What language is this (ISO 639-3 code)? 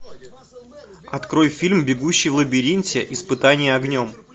rus